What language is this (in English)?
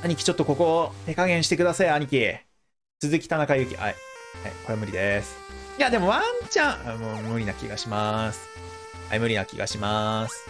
Japanese